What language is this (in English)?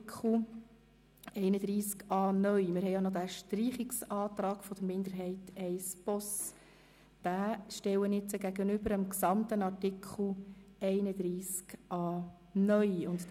Swiss German